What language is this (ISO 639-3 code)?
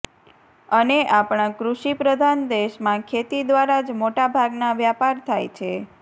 guj